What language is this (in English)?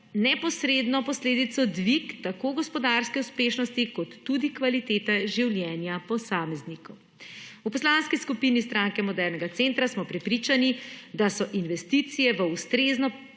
Slovenian